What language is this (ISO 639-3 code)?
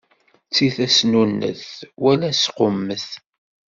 kab